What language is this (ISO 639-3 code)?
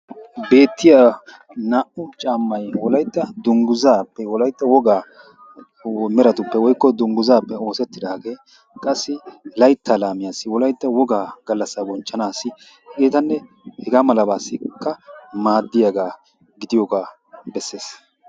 wal